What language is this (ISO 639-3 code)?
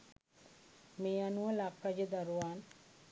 sin